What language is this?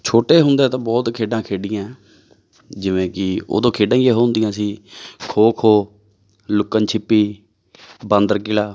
Punjabi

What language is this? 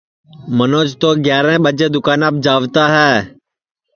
Sansi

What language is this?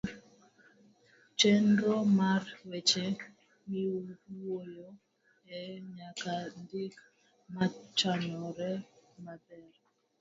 Luo (Kenya and Tanzania)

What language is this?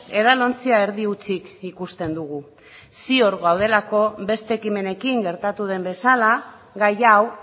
Basque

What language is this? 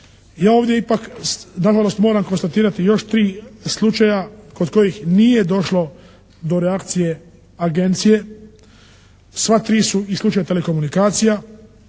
Croatian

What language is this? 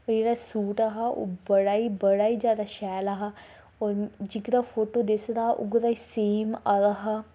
Dogri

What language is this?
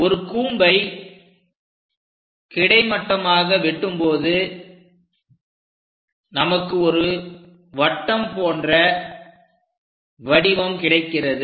Tamil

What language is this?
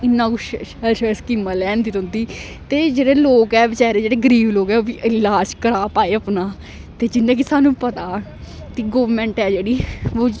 Dogri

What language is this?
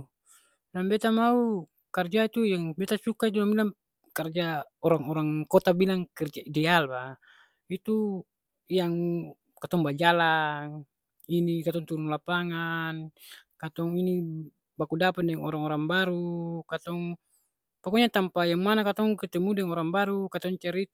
Ambonese Malay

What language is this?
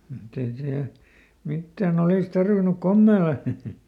Finnish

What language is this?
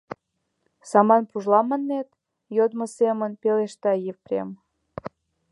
Mari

